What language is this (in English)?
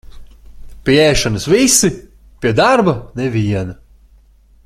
Latvian